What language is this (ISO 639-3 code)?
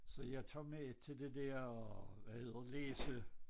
dan